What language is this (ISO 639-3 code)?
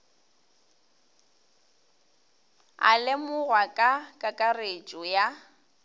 nso